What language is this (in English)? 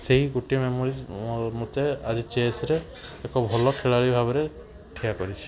Odia